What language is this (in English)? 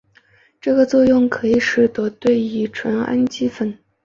Chinese